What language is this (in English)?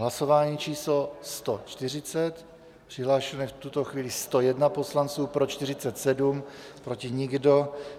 Czech